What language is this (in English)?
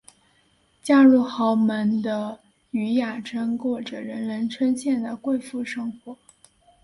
Chinese